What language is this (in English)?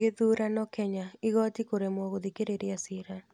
Kikuyu